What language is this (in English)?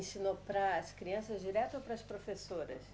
Portuguese